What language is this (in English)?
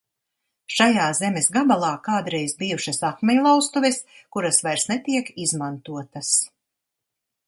Latvian